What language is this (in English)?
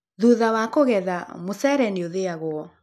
Kikuyu